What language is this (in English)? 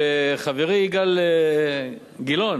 Hebrew